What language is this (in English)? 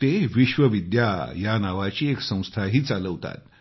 Marathi